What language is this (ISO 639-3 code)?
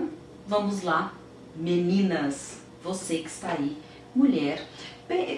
por